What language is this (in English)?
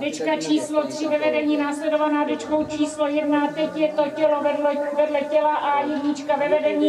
Czech